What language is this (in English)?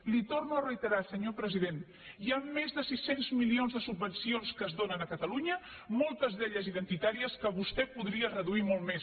Catalan